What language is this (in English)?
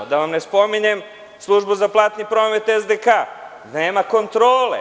Serbian